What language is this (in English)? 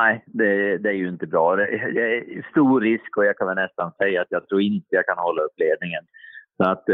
Swedish